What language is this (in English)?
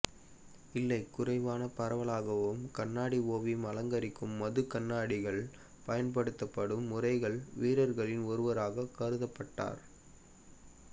Tamil